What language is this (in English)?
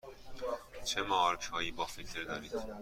Persian